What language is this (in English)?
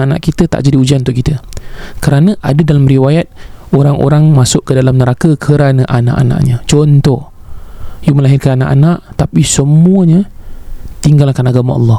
Malay